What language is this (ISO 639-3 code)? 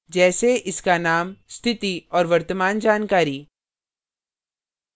hin